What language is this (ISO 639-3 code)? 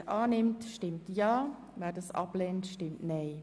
gsw